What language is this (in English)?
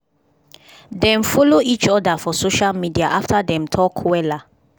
Nigerian Pidgin